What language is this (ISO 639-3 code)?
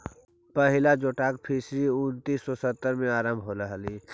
mag